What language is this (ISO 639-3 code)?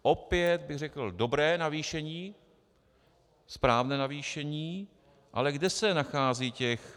ces